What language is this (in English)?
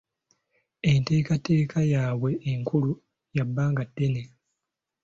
Ganda